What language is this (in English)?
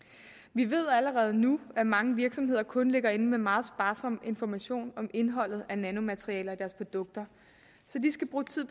Danish